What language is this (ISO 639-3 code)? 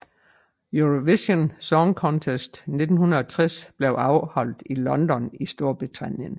dan